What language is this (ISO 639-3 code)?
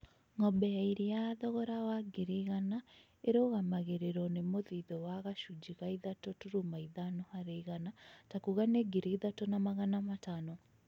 kik